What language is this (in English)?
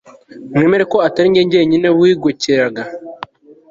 Kinyarwanda